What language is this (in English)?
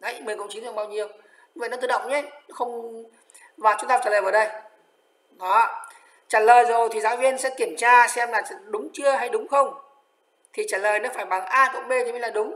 Vietnamese